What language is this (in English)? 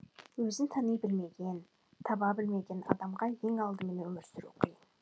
Kazakh